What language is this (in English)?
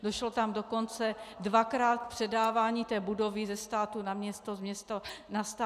Czech